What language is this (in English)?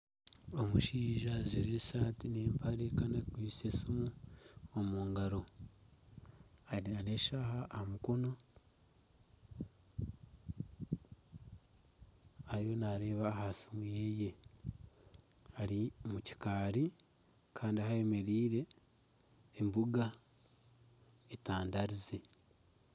Nyankole